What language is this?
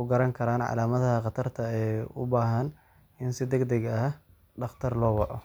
Somali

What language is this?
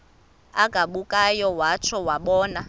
Xhosa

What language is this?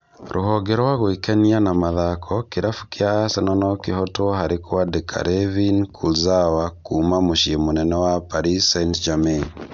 Kikuyu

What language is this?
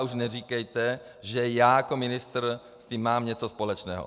Czech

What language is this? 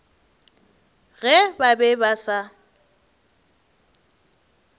Northern Sotho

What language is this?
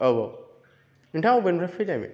Bodo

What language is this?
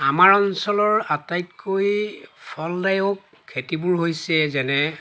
Assamese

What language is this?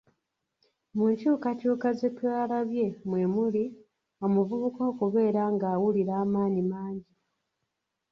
Ganda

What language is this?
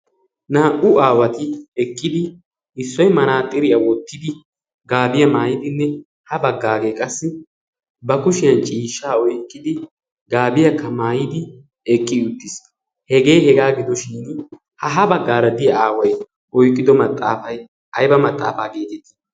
Wolaytta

